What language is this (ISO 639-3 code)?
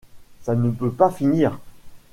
fra